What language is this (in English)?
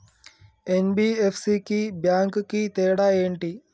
Telugu